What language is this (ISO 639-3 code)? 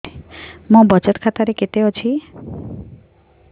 ori